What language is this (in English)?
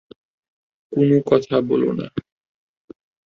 Bangla